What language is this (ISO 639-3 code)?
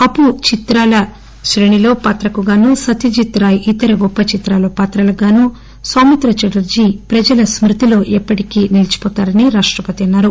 tel